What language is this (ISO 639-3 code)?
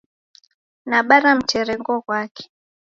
dav